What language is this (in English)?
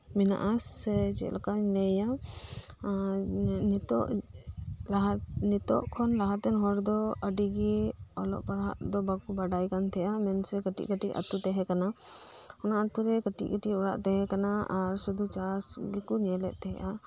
Santali